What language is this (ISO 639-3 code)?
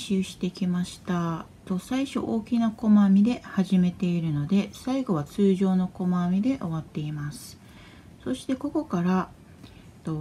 jpn